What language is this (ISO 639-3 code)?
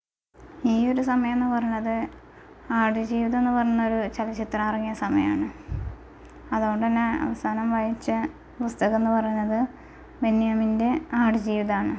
mal